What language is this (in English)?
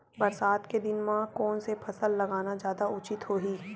Chhattisgarhi